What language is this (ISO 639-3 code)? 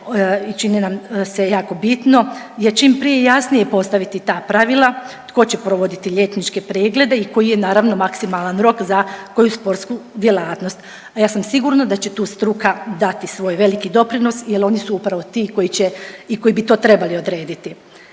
hrv